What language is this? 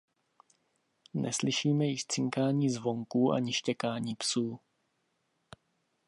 Czech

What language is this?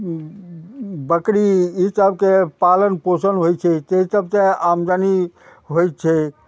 Maithili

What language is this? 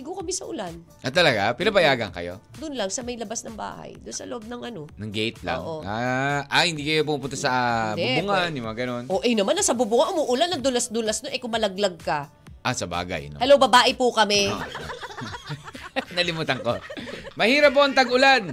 Filipino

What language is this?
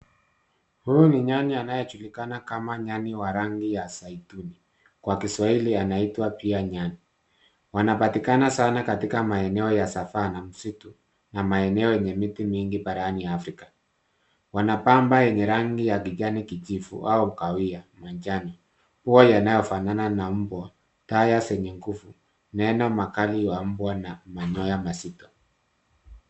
Swahili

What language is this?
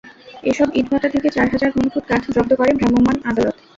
Bangla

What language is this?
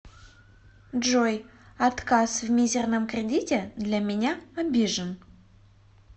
Russian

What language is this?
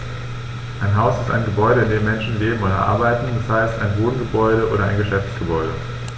German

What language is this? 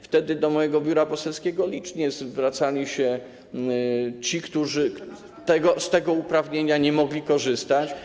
Polish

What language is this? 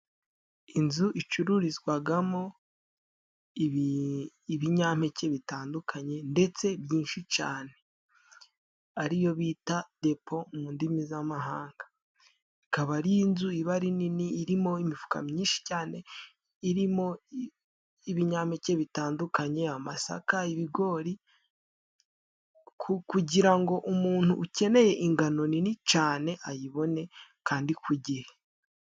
Kinyarwanda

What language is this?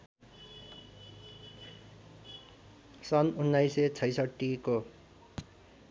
Nepali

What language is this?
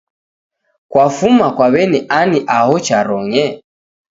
Taita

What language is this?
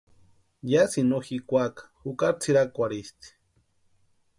Western Highland Purepecha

